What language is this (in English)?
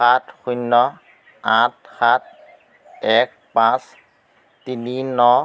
Assamese